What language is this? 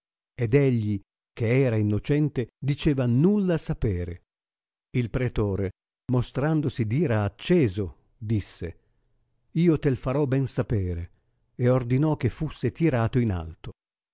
Italian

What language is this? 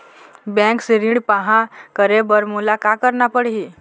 Chhattisgarhi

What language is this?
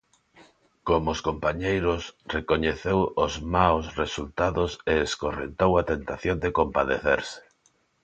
Galician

